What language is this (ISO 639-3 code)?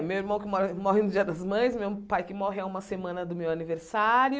por